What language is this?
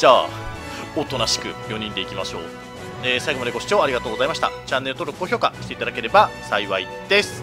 Japanese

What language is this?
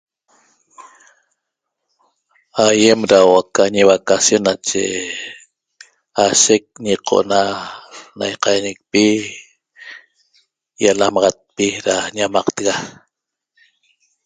Toba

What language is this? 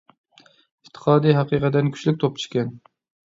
Uyghur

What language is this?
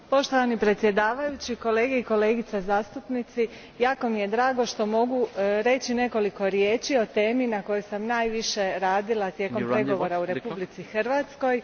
Croatian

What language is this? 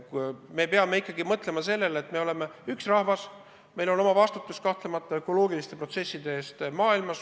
Estonian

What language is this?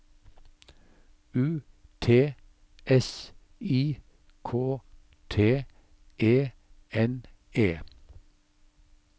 Norwegian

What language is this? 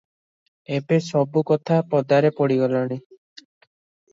Odia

